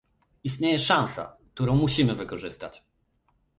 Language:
Polish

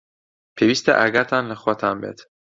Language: Central Kurdish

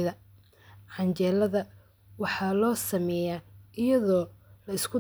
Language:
Somali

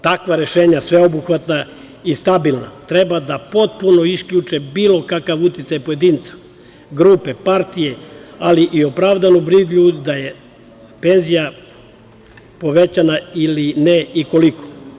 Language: Serbian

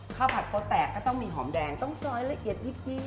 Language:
Thai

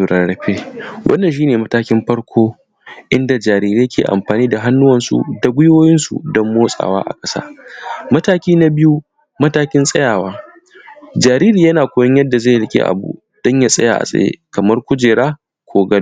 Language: Hausa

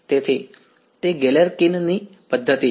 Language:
Gujarati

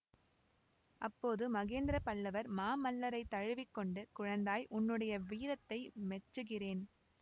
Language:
Tamil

